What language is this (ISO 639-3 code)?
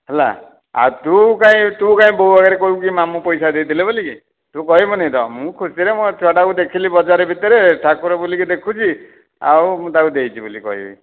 ori